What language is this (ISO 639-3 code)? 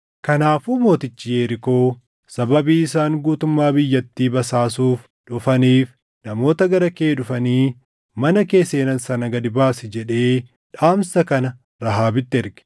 orm